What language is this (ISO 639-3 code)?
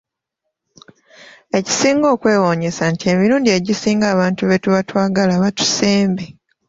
lug